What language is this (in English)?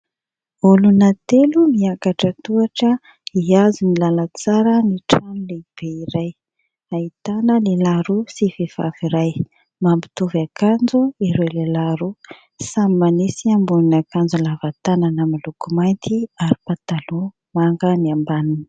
Malagasy